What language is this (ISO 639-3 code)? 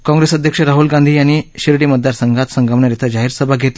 mar